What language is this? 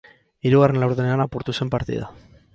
Basque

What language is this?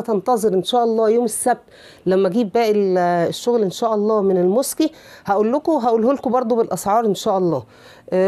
Arabic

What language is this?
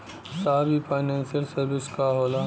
Bhojpuri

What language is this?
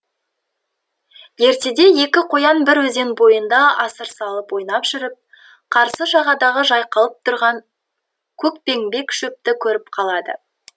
Kazakh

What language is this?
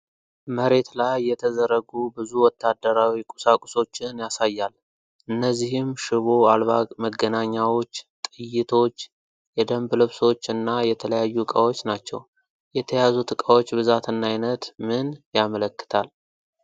Amharic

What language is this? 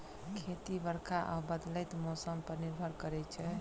Maithili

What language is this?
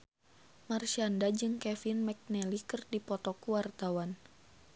Sundanese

